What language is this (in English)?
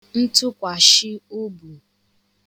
Igbo